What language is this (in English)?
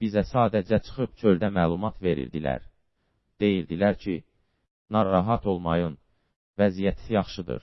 Azerbaijani